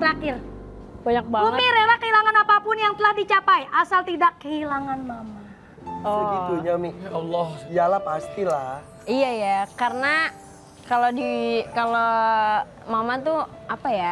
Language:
Indonesian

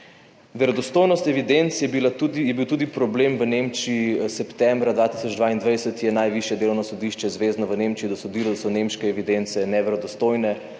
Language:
Slovenian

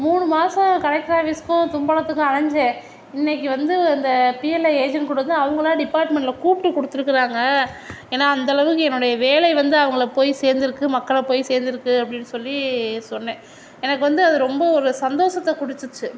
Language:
Tamil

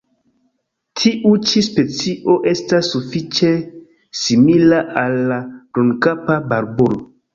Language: Esperanto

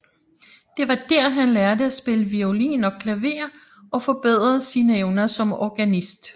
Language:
Danish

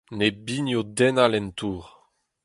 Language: Breton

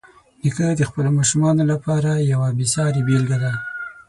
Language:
Pashto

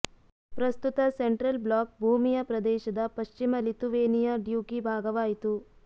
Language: Kannada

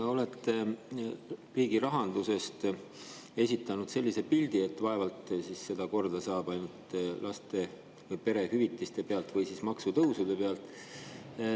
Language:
Estonian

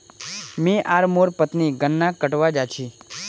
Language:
Magahi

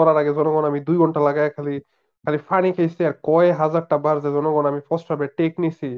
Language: Bangla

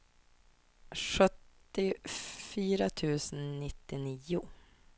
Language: Swedish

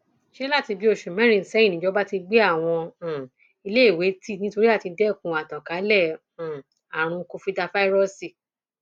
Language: Yoruba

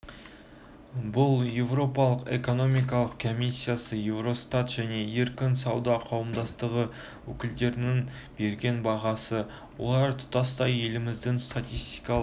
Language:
Kazakh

